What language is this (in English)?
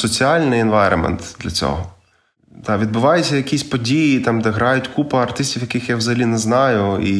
Ukrainian